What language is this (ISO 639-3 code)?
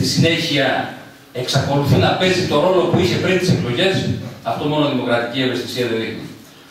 ell